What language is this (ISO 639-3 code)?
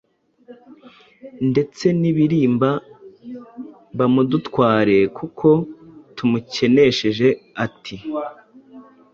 kin